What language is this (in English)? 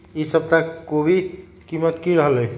Magahi